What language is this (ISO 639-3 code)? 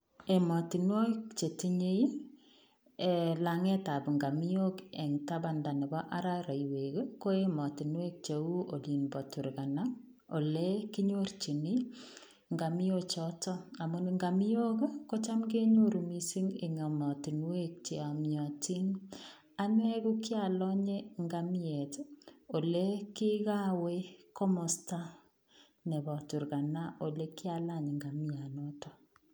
kln